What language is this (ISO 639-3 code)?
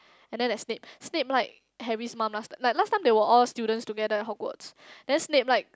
eng